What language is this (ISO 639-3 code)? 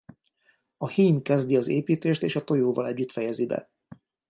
hun